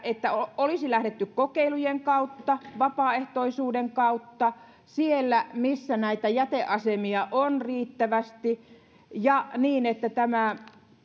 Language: Finnish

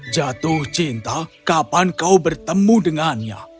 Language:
Indonesian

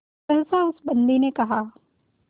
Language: Hindi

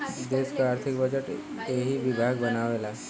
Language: Bhojpuri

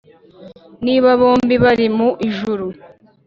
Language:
Kinyarwanda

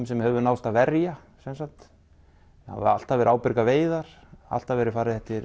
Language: Icelandic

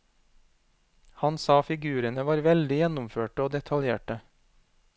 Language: Norwegian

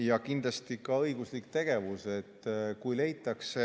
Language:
Estonian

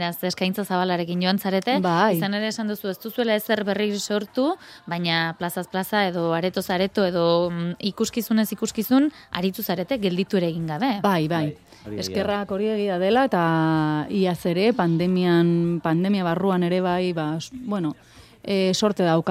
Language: Spanish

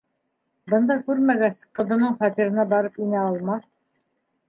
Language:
Bashkir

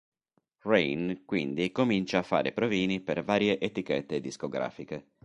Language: Italian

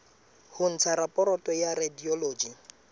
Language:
Southern Sotho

